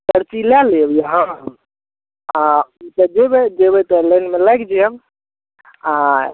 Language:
Maithili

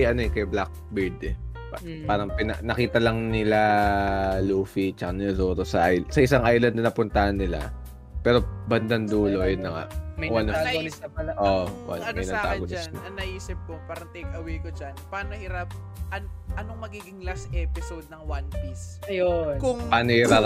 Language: Filipino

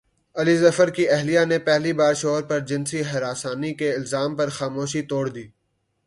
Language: Urdu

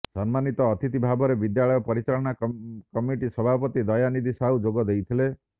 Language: Odia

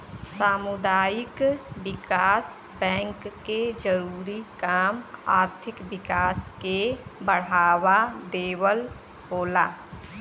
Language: Bhojpuri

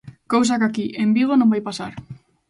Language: Galician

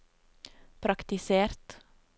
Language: Norwegian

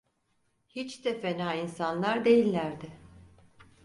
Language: Turkish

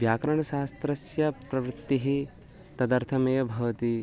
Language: Sanskrit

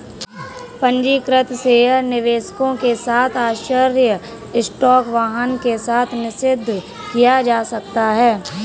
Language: Hindi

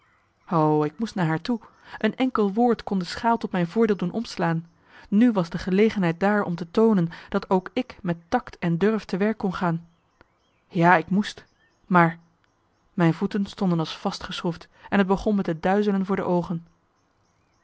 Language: Dutch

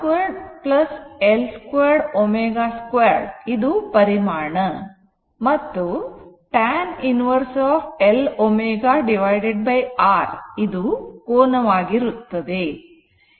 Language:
Kannada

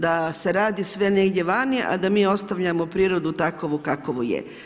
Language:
Croatian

